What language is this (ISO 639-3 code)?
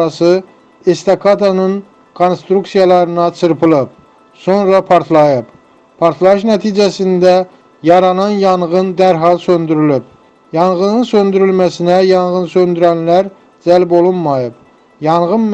tur